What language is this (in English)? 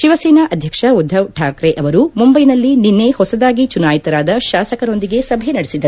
Kannada